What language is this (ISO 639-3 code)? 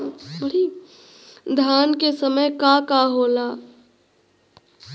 bho